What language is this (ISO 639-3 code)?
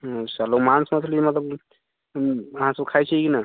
mai